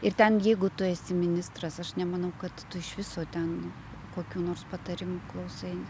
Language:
Lithuanian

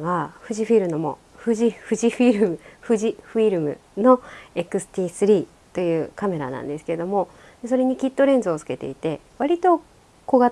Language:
Japanese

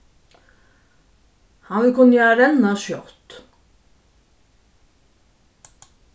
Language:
Faroese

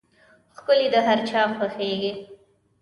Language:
Pashto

